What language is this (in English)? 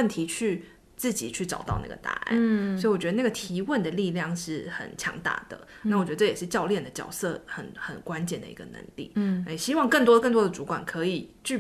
Chinese